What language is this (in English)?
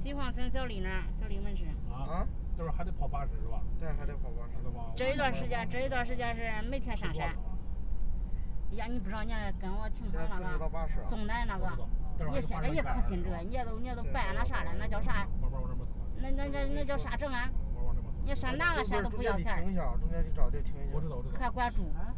Chinese